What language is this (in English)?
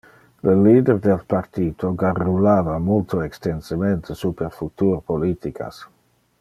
Interlingua